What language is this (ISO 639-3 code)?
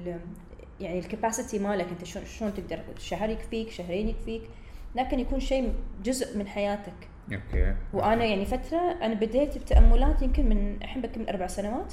ara